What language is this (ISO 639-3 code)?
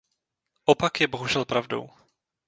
ces